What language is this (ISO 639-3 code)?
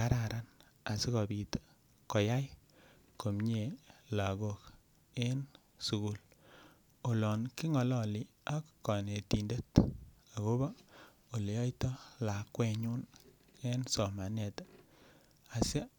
kln